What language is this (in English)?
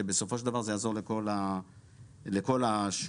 Hebrew